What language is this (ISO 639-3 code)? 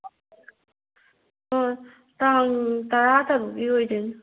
mni